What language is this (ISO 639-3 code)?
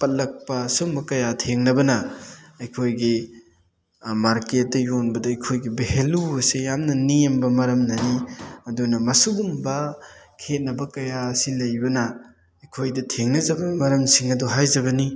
mni